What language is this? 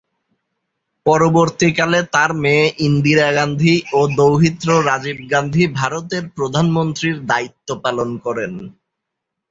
Bangla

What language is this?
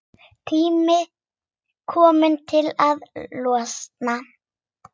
Icelandic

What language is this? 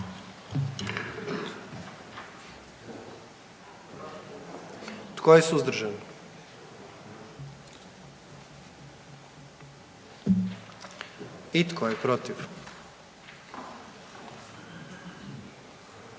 Croatian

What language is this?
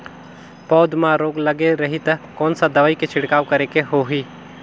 Chhattisgarhi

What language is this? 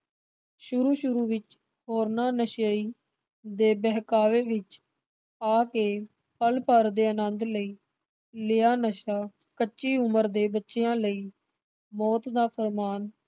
Punjabi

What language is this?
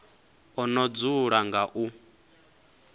Venda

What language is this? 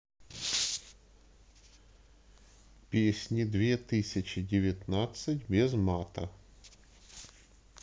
Russian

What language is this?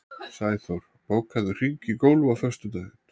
Icelandic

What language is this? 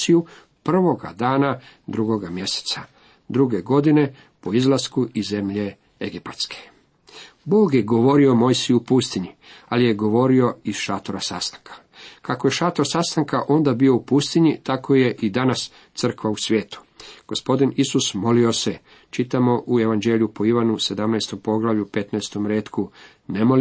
Croatian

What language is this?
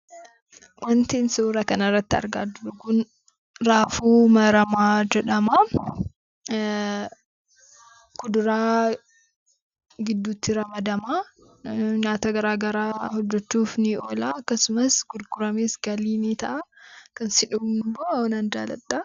Oromo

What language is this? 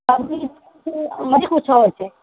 Maithili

